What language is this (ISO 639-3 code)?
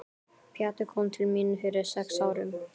isl